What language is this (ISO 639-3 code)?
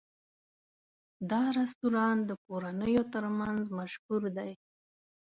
pus